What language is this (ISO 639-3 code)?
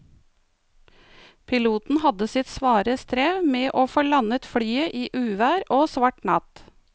nor